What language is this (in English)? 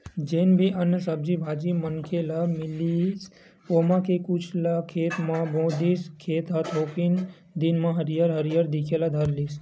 Chhattisgarhi